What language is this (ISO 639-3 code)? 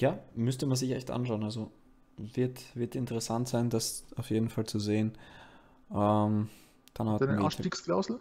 deu